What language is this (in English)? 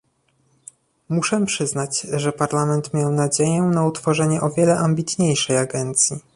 Polish